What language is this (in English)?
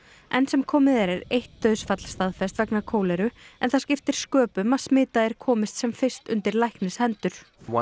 Icelandic